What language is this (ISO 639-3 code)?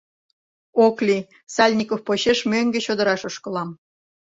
chm